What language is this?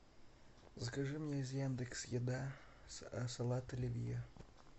Russian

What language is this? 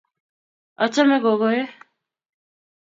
Kalenjin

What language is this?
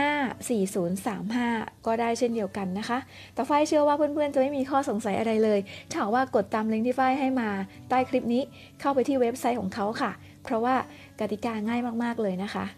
Thai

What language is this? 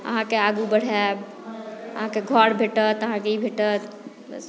Maithili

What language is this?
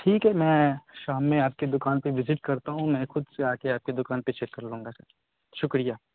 Urdu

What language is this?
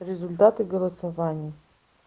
Russian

